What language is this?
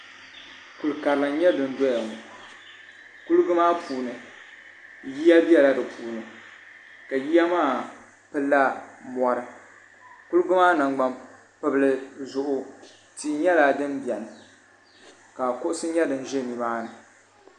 Dagbani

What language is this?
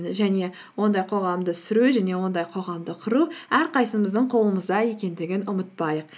Kazakh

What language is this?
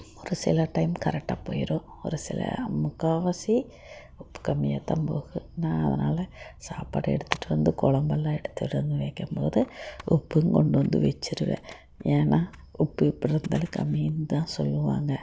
Tamil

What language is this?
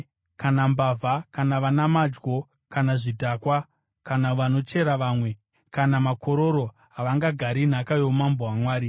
Shona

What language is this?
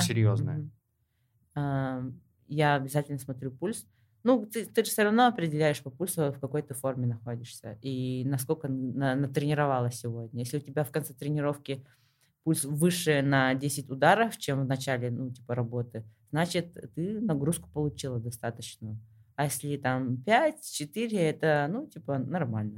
Russian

